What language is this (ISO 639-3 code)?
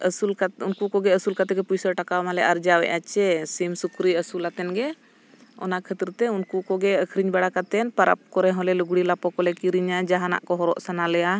sat